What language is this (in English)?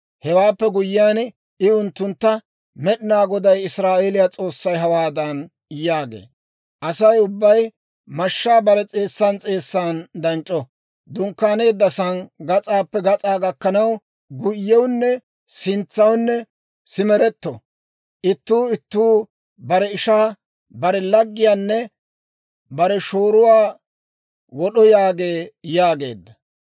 Dawro